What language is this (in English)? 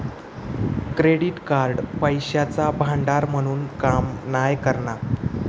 Marathi